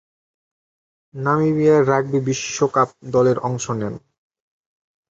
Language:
Bangla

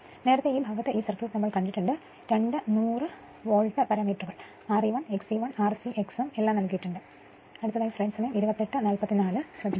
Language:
Malayalam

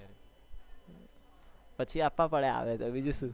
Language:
Gujarati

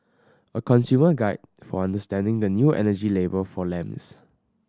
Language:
English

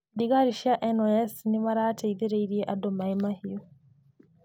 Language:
Kikuyu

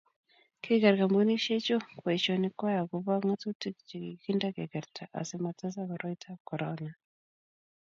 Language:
Kalenjin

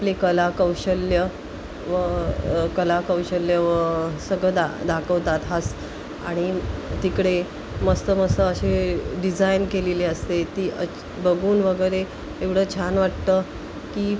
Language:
Marathi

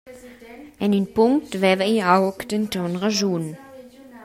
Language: Romansh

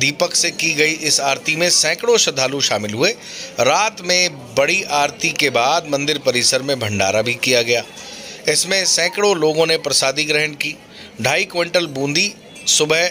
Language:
Hindi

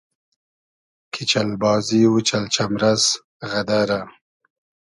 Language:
Hazaragi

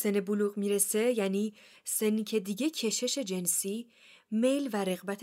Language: Persian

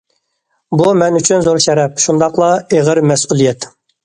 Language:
Uyghur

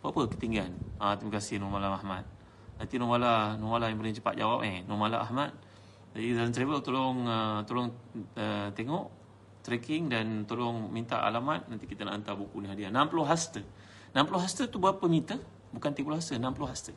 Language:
Malay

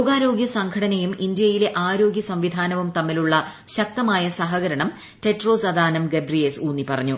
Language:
Malayalam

